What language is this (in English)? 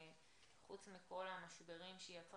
Hebrew